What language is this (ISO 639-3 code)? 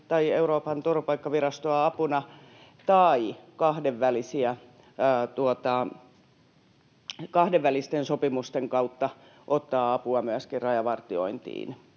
fin